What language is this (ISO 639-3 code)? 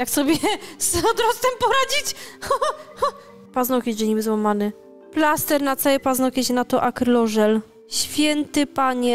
pol